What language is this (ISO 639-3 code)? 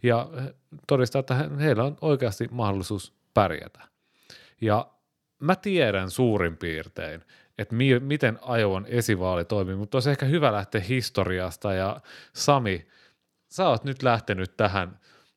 fin